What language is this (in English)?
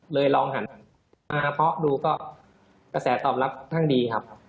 Thai